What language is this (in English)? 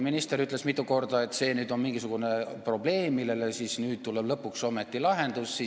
Estonian